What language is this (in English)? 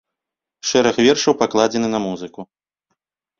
Belarusian